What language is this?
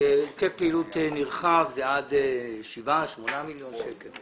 Hebrew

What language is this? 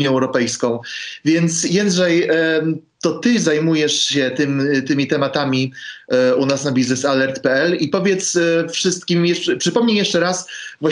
Polish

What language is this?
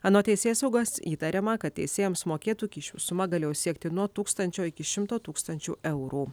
Lithuanian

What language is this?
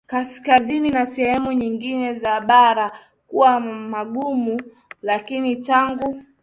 Swahili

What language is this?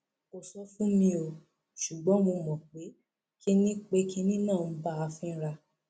Yoruba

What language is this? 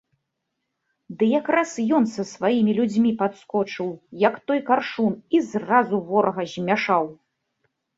Belarusian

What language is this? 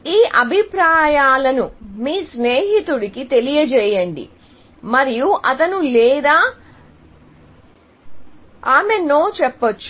Telugu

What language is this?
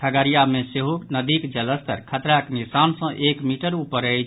Maithili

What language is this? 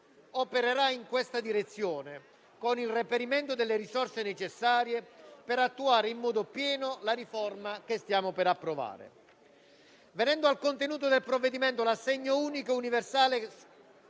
Italian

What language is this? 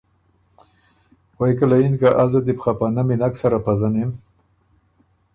Ormuri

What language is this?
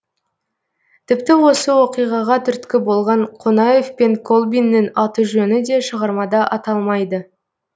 Kazakh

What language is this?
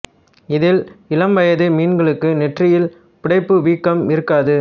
Tamil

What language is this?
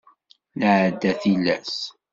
Kabyle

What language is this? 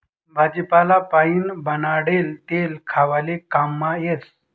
Marathi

